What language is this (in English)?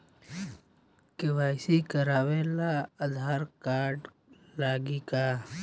Bhojpuri